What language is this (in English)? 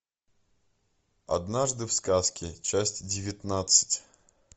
Russian